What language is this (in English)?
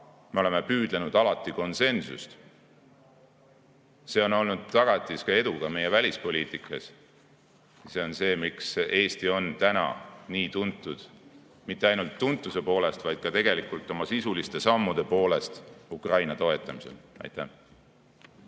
Estonian